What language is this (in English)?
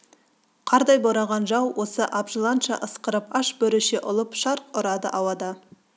Kazakh